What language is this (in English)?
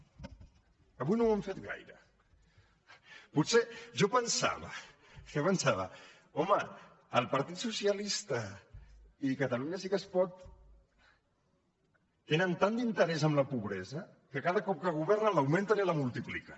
Catalan